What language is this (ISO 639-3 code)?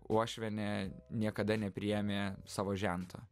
lit